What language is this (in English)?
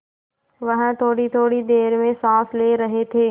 Hindi